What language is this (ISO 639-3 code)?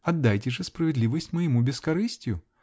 rus